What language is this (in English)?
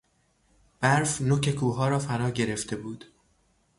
Persian